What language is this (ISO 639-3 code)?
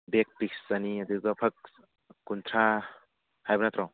mni